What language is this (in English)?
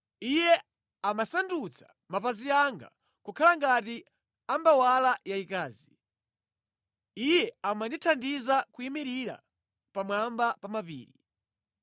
Nyanja